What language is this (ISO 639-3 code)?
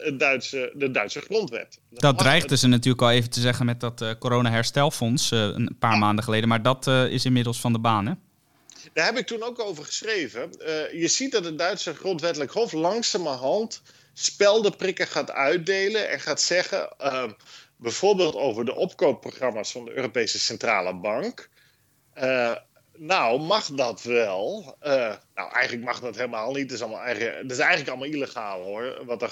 nld